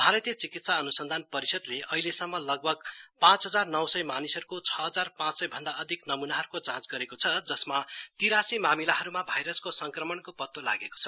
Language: Nepali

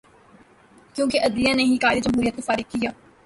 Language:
Urdu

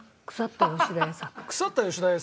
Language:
Japanese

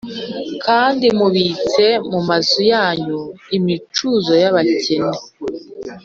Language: Kinyarwanda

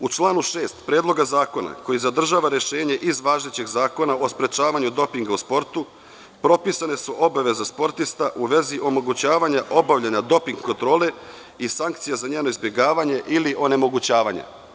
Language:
Serbian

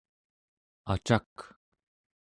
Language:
Central Yupik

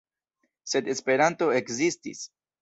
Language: Esperanto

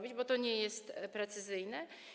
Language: Polish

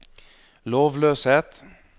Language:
Norwegian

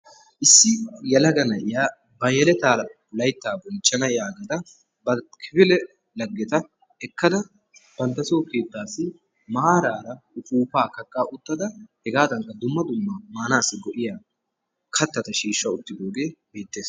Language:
Wolaytta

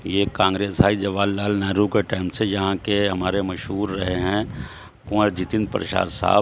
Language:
Urdu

